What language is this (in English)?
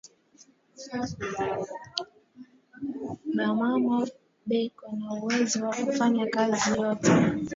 Swahili